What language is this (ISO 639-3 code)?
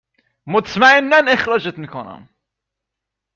fas